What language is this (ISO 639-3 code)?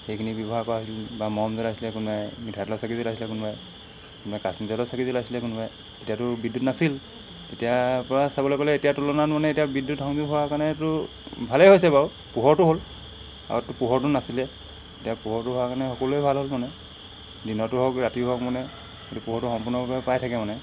asm